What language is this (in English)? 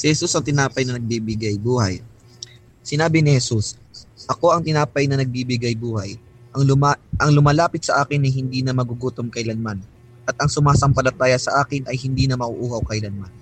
Filipino